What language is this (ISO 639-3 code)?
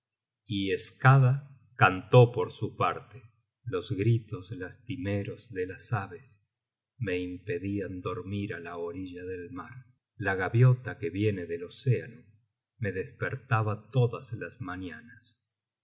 spa